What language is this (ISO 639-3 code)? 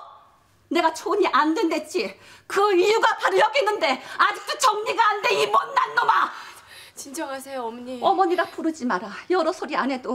kor